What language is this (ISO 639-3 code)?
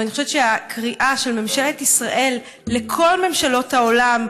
heb